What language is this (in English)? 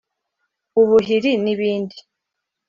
Kinyarwanda